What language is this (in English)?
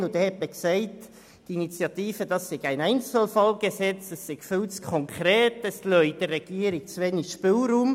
Swiss German